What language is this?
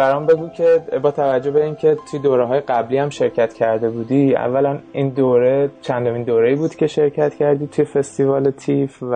Persian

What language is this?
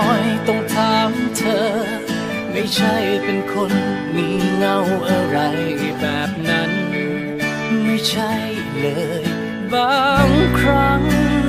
Thai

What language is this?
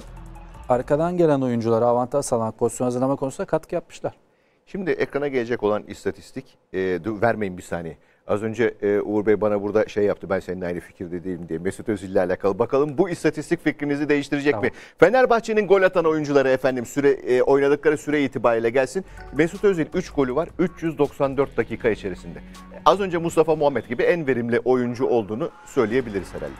Turkish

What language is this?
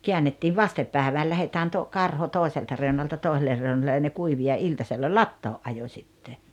Finnish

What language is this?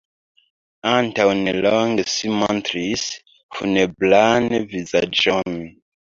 Esperanto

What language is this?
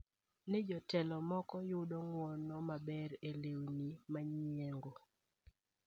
Luo (Kenya and Tanzania)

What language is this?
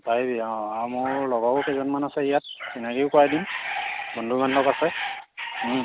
Assamese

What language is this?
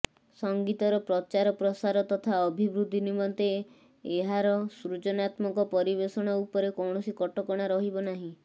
Odia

